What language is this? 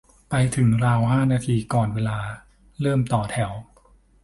Thai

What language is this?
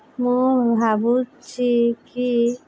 Odia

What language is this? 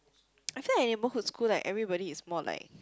English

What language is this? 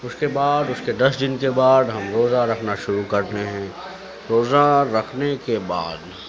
Urdu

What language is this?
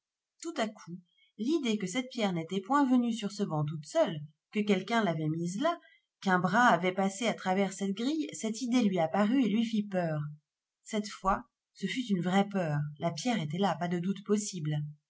French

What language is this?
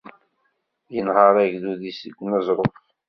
Kabyle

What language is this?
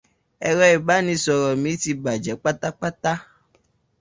Yoruba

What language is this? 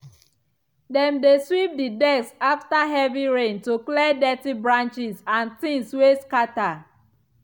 Nigerian Pidgin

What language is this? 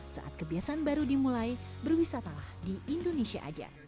Indonesian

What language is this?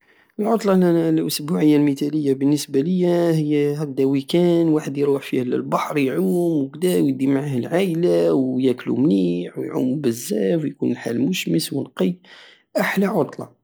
Algerian Saharan Arabic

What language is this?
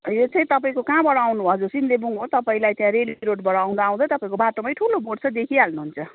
Nepali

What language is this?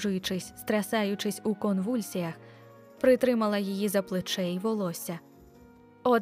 Ukrainian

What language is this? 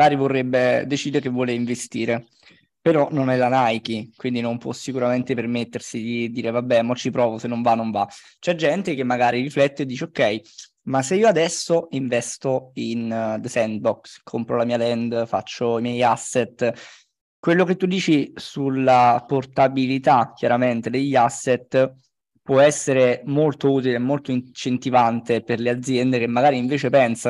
Italian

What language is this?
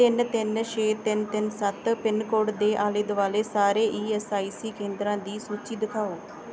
Punjabi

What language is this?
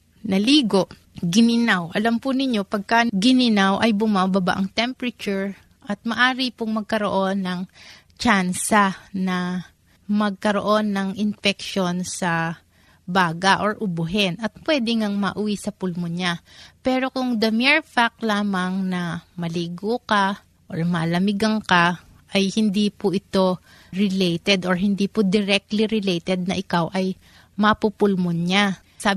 Filipino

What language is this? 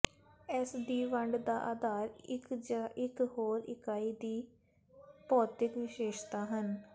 Punjabi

